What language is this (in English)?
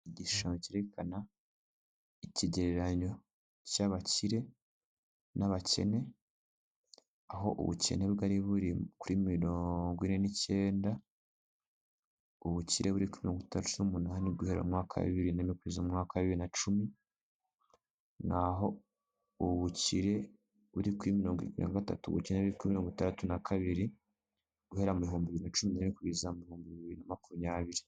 Kinyarwanda